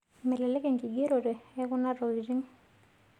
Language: Masai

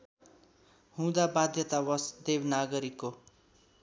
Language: Nepali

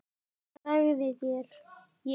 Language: Icelandic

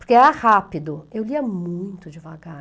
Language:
Portuguese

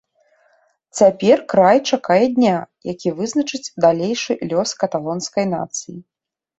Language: Belarusian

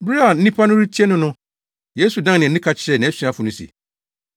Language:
Akan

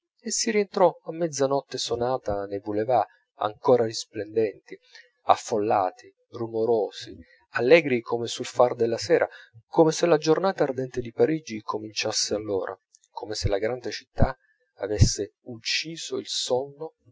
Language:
Italian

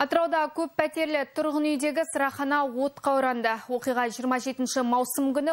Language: Romanian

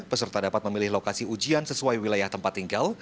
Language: Indonesian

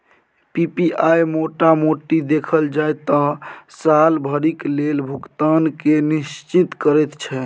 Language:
Maithili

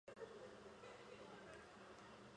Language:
Chinese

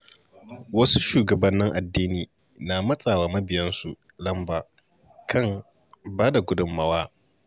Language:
Hausa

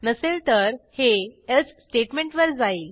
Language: Marathi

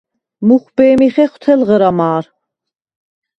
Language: Svan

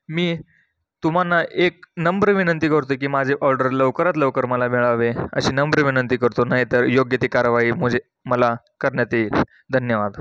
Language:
Marathi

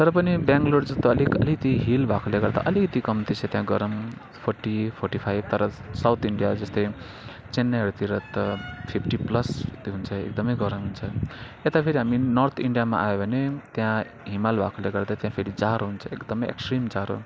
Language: Nepali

